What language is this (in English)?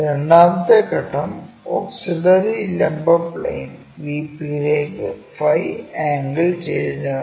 Malayalam